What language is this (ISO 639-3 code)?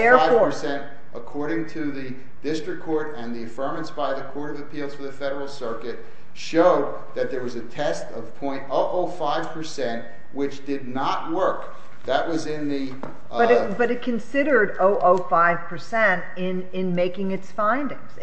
eng